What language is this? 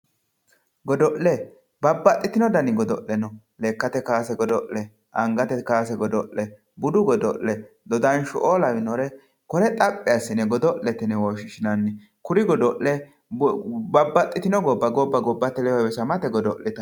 Sidamo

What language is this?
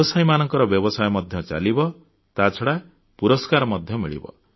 Odia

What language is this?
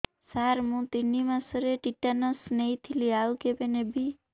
Odia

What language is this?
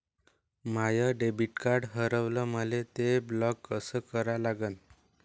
Marathi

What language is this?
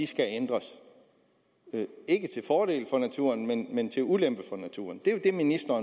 Danish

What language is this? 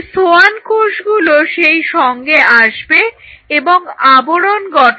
Bangla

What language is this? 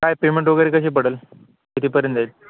Marathi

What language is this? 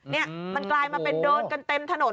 Thai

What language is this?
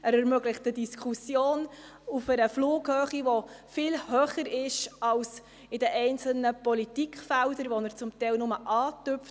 Swiss German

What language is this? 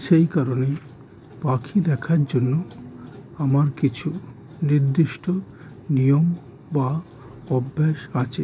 Bangla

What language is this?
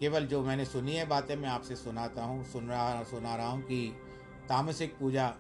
Hindi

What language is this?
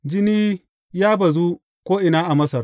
Hausa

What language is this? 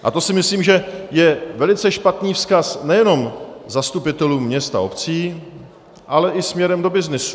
Czech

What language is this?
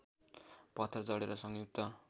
Nepali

